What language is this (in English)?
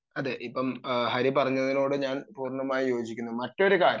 Malayalam